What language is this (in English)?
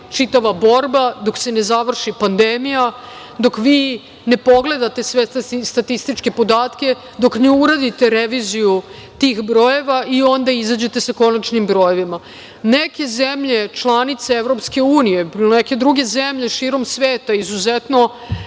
Serbian